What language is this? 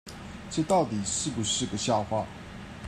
Chinese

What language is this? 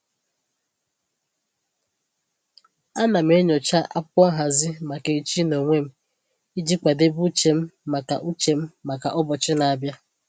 Igbo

